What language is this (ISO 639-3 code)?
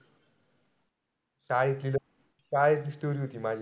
mar